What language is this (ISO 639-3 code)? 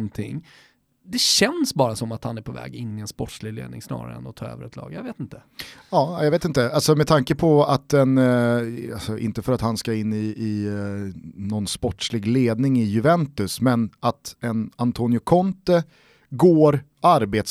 swe